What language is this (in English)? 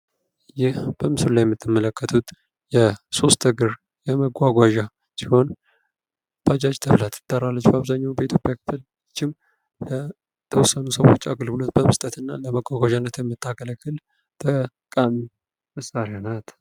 Amharic